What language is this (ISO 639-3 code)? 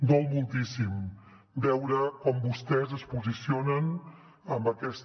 cat